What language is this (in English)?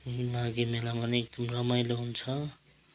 Nepali